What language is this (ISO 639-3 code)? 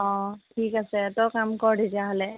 asm